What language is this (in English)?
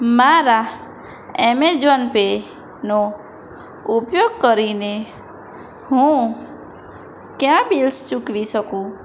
Gujarati